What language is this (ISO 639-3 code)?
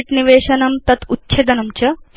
san